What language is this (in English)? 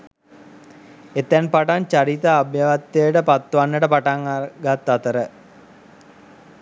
Sinhala